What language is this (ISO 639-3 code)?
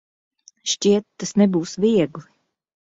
lav